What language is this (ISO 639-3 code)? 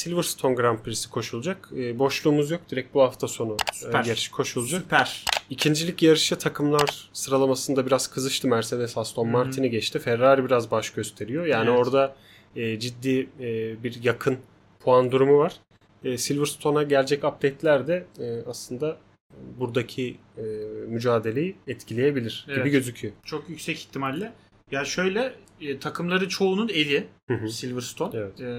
tur